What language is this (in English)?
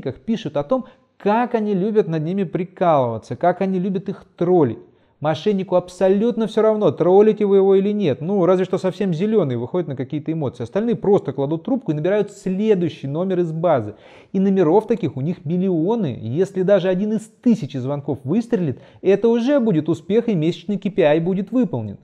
Russian